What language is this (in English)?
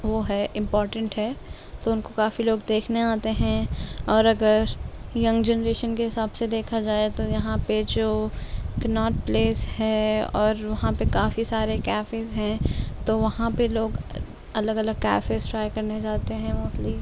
Urdu